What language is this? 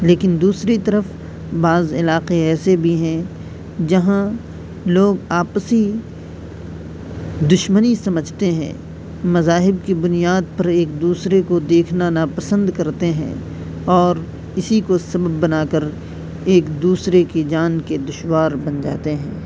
Urdu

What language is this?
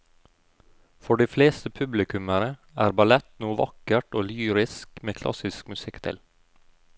Norwegian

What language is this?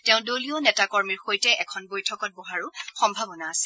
Assamese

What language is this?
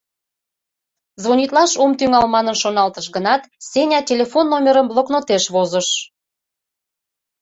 Mari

